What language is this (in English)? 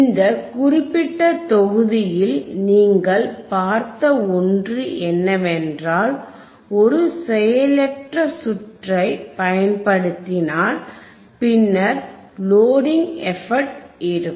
Tamil